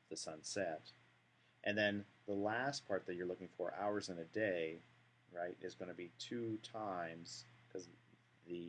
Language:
English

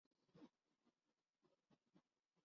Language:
Urdu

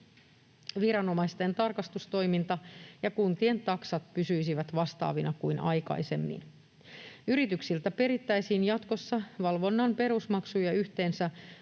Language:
Finnish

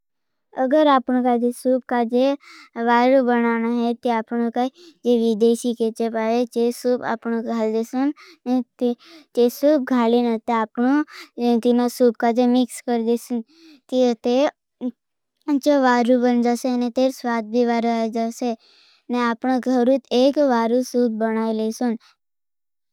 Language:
Bhili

